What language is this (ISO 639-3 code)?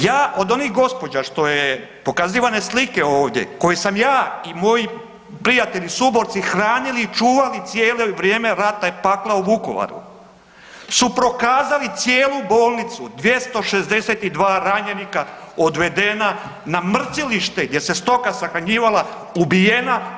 hrv